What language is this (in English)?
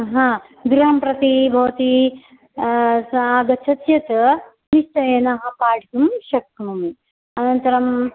Sanskrit